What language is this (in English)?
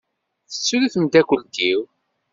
Kabyle